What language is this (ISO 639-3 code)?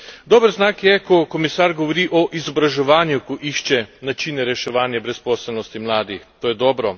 slv